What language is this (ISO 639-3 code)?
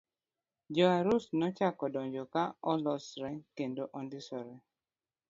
luo